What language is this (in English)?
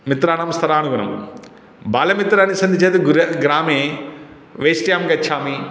Sanskrit